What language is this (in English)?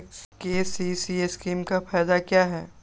Magahi